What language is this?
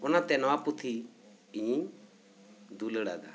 Santali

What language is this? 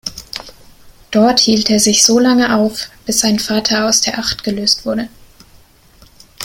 German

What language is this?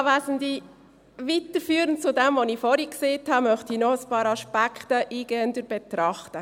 Swiss German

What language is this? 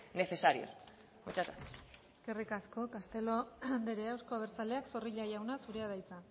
Basque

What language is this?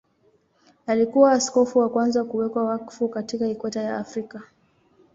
Swahili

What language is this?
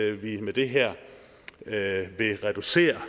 Danish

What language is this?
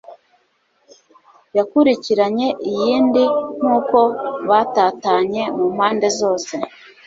Kinyarwanda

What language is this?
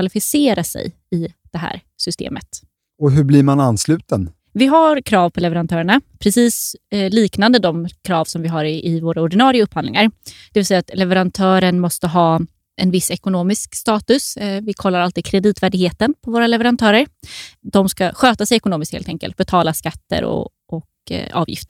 Swedish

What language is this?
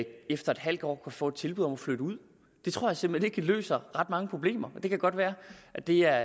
Danish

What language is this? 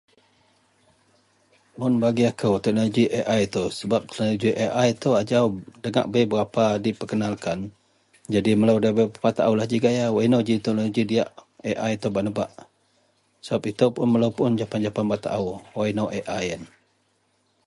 Central Melanau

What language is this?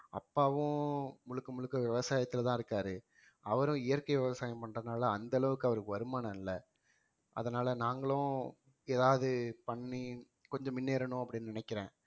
Tamil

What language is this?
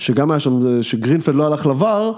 Hebrew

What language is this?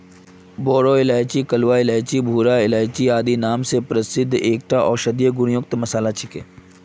Magahi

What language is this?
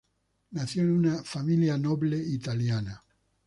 Spanish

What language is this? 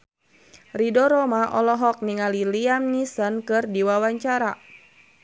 Sundanese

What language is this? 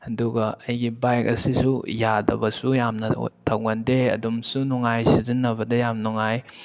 Manipuri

